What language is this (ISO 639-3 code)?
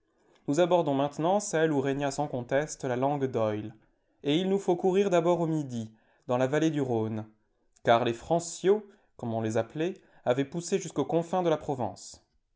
fra